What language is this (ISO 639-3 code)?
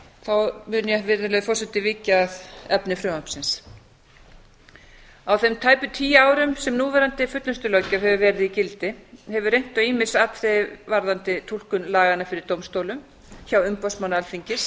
isl